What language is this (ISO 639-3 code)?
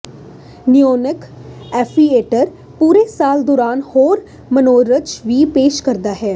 pan